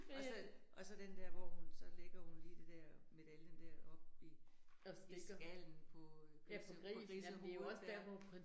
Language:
Danish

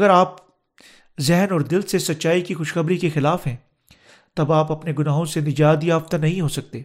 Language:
Urdu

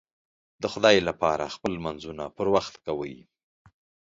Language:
Pashto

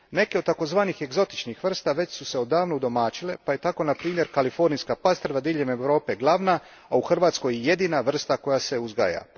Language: Croatian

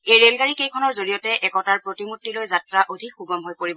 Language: Assamese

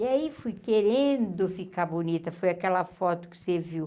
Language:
Portuguese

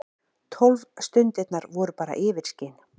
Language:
Icelandic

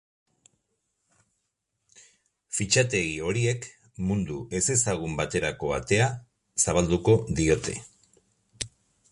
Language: Basque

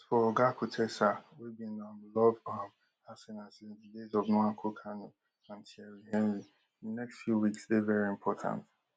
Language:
Nigerian Pidgin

